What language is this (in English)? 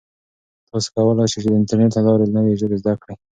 Pashto